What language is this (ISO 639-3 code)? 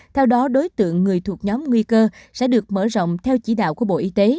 vie